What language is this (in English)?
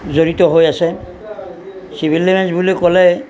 Assamese